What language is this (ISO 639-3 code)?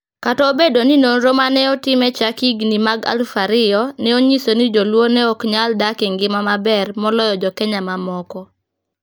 luo